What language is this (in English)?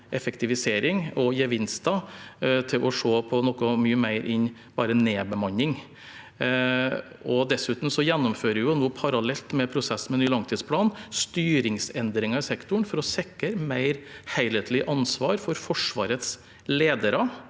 Norwegian